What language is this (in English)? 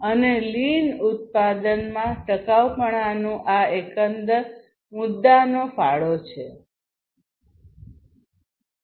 Gujarati